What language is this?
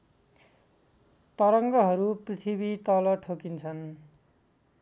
Nepali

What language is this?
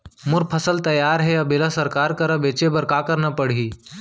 Chhattisgarhi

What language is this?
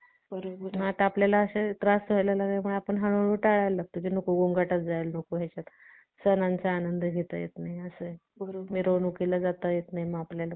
Marathi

